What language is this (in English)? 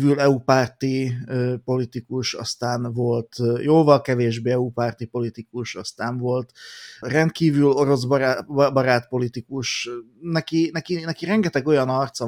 Hungarian